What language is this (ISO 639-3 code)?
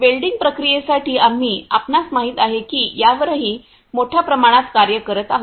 mar